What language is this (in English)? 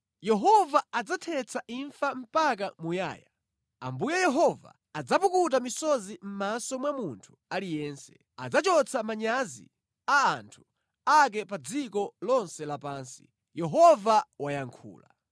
Nyanja